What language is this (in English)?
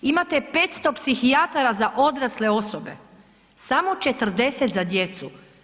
Croatian